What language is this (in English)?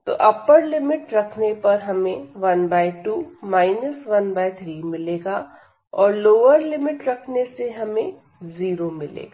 Hindi